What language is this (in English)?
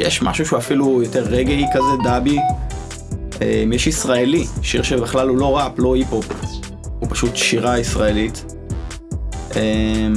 Hebrew